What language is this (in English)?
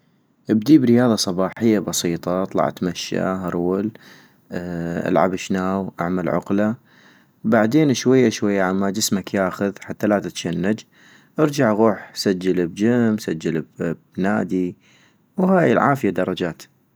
North Mesopotamian Arabic